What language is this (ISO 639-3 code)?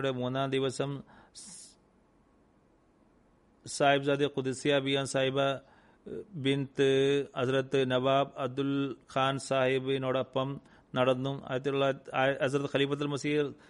mal